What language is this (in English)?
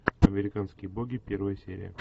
Russian